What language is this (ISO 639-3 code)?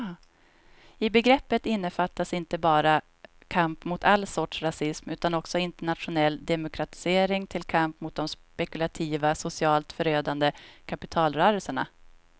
swe